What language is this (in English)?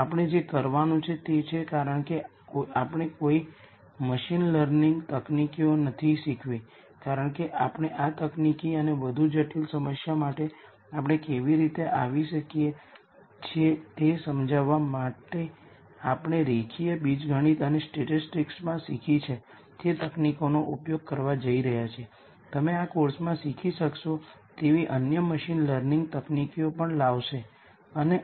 Gujarati